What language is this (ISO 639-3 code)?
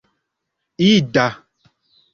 epo